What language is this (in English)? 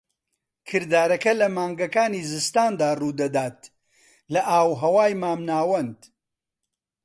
Central Kurdish